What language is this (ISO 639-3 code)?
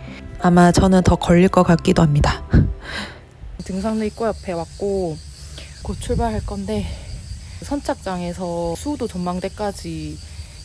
kor